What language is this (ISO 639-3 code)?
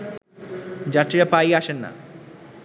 ben